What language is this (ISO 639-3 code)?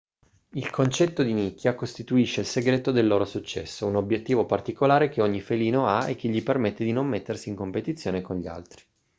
ita